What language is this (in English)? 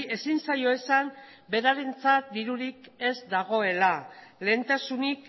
Basque